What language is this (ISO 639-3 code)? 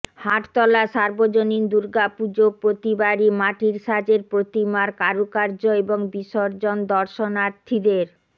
ben